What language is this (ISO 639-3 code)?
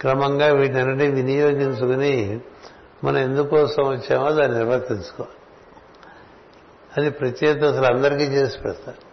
tel